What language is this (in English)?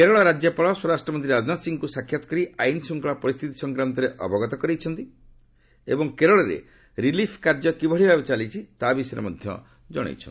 Odia